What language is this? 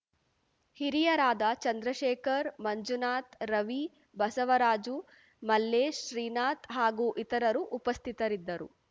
Kannada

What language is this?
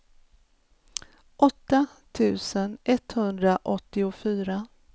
Swedish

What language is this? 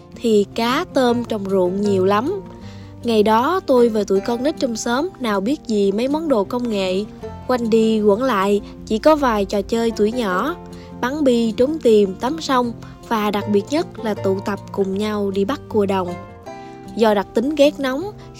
Vietnamese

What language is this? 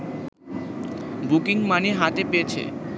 Bangla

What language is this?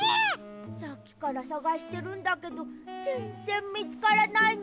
Japanese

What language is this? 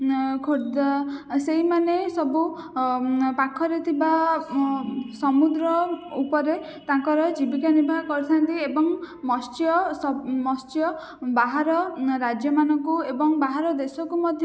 Odia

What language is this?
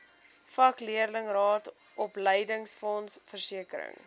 Afrikaans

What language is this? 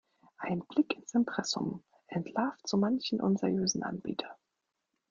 German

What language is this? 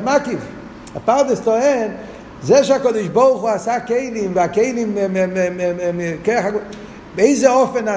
Hebrew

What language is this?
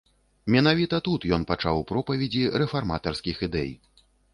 Belarusian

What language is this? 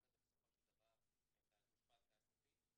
Hebrew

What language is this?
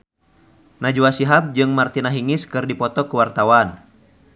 Sundanese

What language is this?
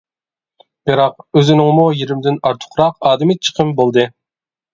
Uyghur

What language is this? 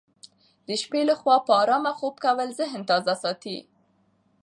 Pashto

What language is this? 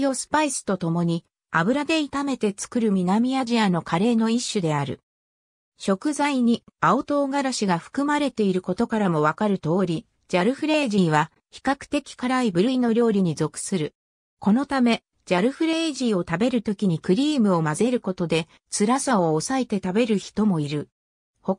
Japanese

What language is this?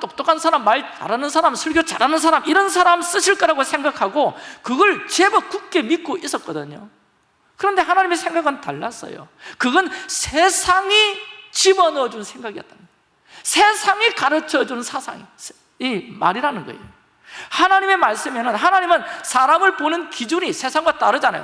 Korean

